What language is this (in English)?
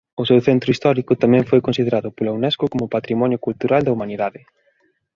Galician